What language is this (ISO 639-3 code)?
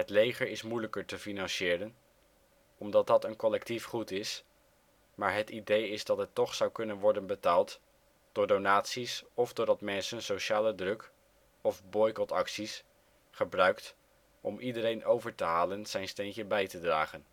nld